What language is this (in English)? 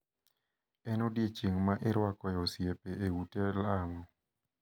Luo (Kenya and Tanzania)